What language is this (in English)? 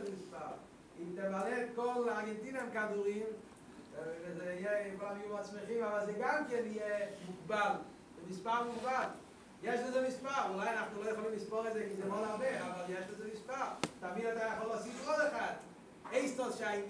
Hebrew